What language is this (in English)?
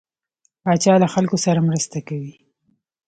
Pashto